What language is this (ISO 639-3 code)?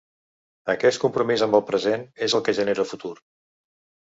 cat